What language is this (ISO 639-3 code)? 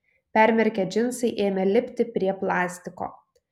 lit